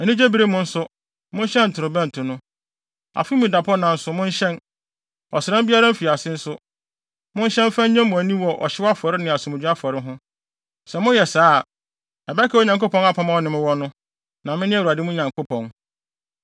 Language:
Akan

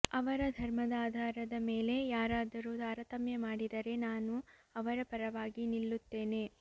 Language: Kannada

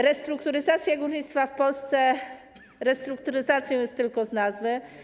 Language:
Polish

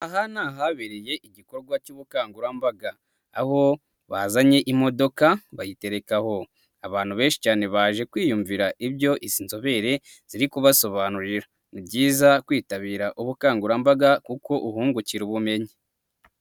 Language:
Kinyarwanda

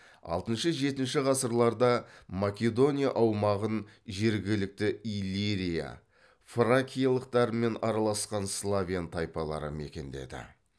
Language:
Kazakh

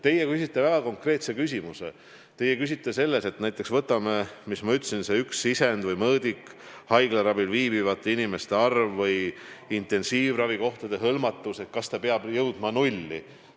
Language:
Estonian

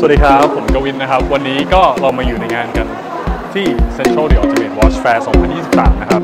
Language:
Thai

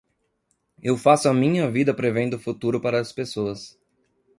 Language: Portuguese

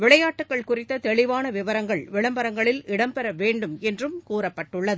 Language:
Tamil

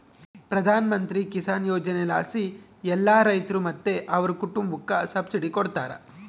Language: Kannada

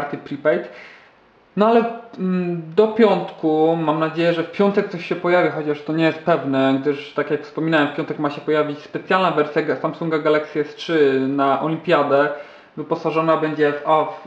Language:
Polish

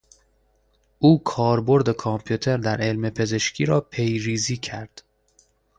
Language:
Persian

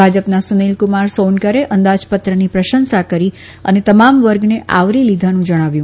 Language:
Gujarati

